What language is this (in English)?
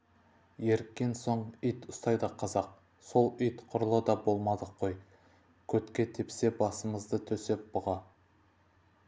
Kazakh